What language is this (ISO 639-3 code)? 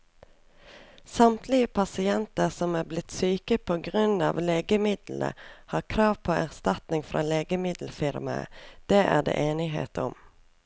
nor